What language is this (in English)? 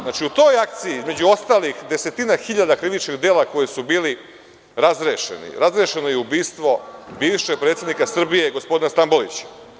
Serbian